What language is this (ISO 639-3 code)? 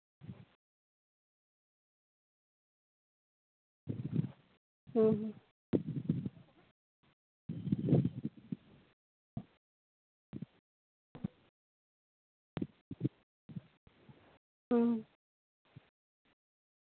sat